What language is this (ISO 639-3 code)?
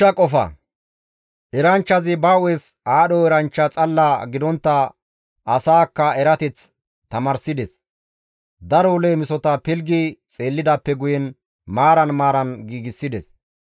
gmv